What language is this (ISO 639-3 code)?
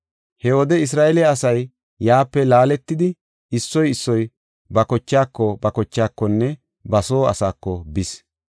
gof